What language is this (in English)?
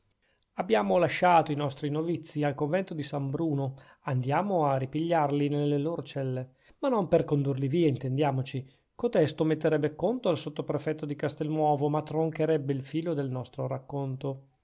Italian